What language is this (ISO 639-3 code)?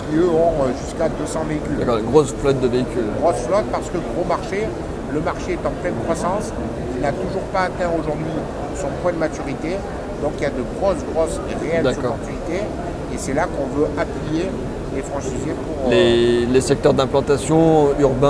fra